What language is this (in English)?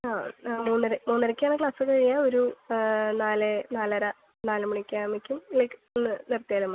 Malayalam